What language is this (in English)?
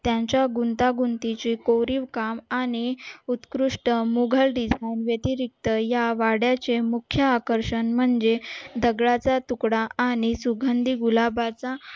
Marathi